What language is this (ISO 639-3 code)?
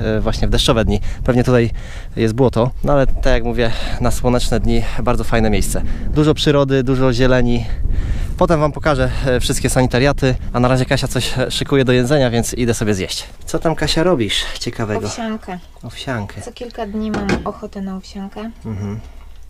pol